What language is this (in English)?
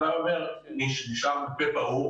Hebrew